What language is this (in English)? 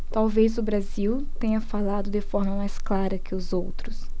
Portuguese